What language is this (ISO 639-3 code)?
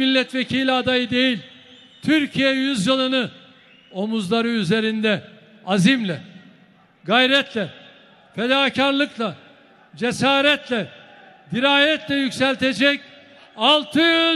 tur